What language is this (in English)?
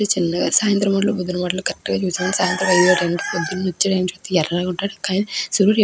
Telugu